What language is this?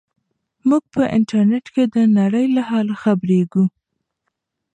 Pashto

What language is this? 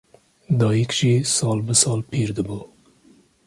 Kurdish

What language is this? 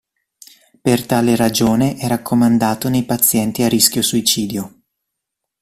Italian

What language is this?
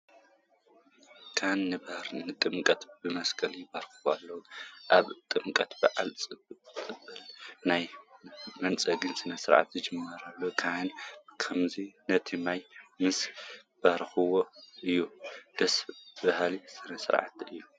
Tigrinya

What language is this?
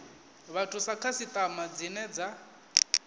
Venda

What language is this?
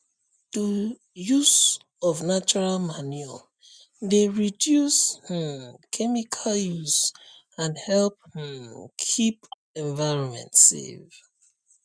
Nigerian Pidgin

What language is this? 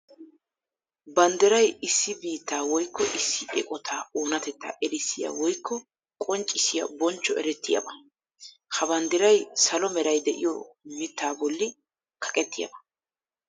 Wolaytta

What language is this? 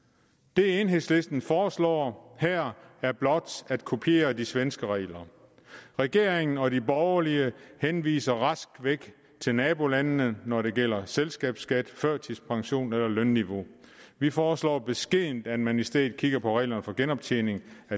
Danish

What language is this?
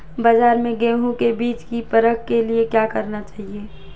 Hindi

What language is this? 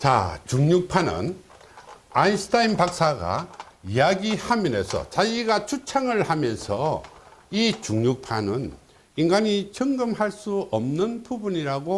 Korean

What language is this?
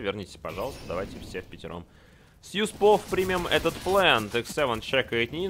Russian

